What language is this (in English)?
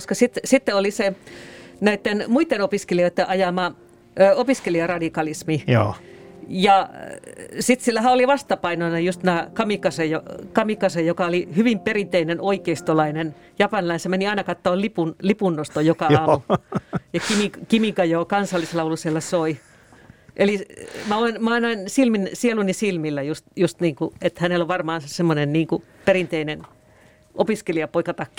Finnish